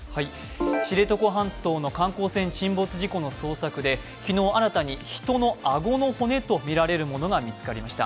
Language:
Japanese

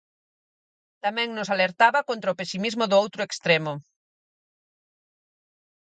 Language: Galician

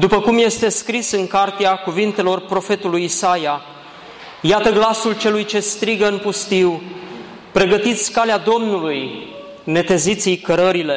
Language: Romanian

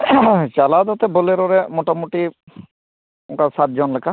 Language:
Santali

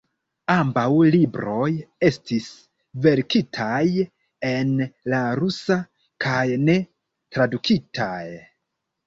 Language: Esperanto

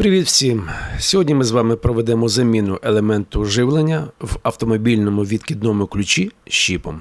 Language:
Ukrainian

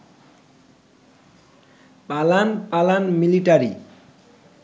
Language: Bangla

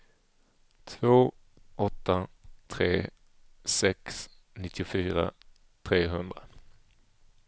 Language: Swedish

